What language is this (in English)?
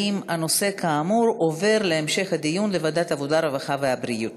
Hebrew